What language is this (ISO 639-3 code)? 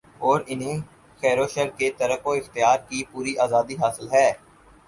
urd